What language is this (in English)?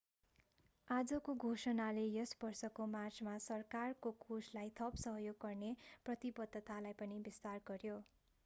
Nepali